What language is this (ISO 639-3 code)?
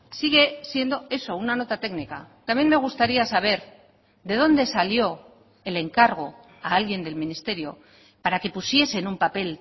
spa